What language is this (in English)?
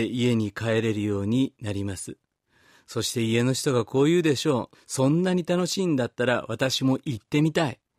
Japanese